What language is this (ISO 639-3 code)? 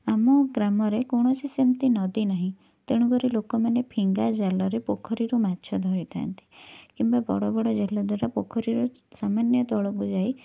ori